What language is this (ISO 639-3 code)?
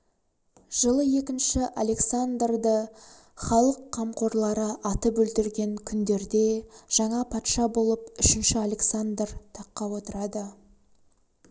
kaz